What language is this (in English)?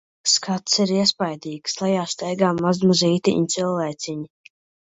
Latvian